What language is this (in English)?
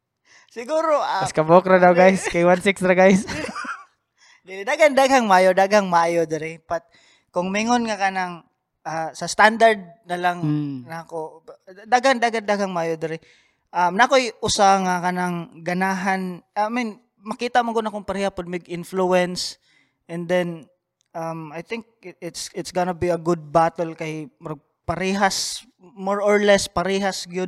Filipino